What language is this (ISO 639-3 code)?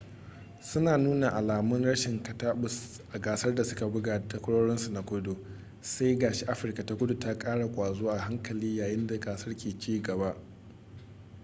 hau